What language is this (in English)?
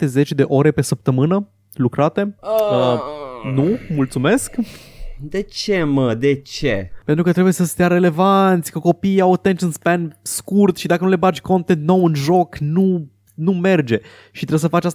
Romanian